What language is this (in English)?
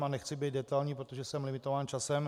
Czech